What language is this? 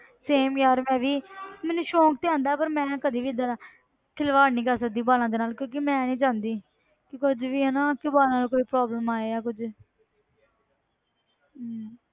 Punjabi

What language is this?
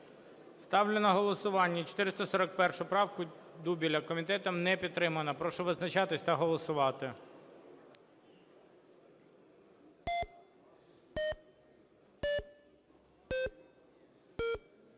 Ukrainian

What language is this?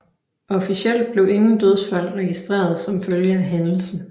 Danish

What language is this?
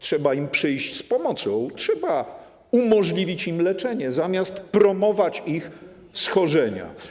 Polish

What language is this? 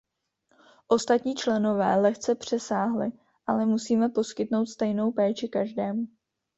Czech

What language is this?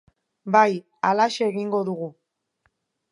Basque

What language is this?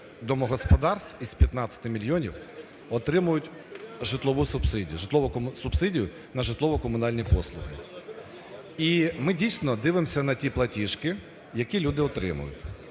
Ukrainian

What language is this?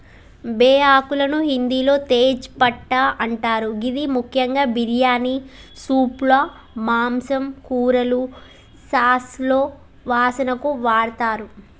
Telugu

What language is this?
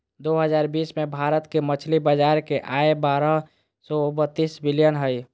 Magahi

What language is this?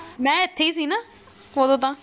Punjabi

